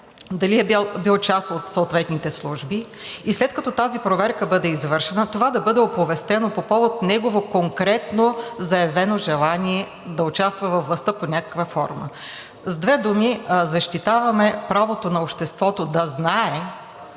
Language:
Bulgarian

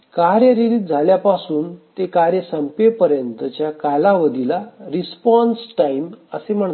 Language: Marathi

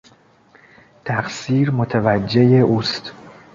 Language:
Persian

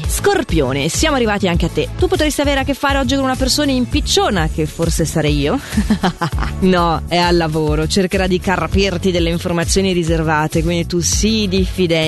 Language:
Italian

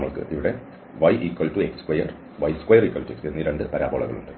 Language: Malayalam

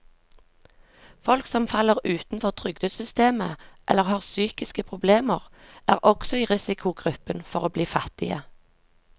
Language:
Norwegian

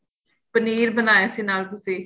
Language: Punjabi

